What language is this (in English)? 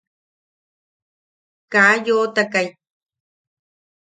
Yaqui